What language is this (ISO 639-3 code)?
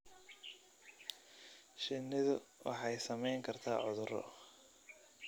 som